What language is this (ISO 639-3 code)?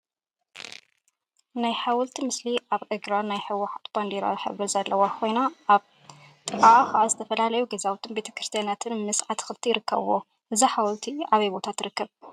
tir